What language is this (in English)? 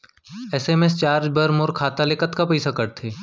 Chhattisgarhi